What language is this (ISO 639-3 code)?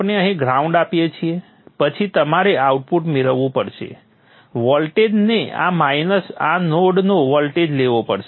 guj